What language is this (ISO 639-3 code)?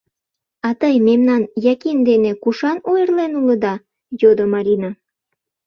chm